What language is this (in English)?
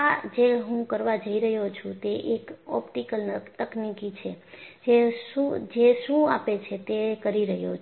Gujarati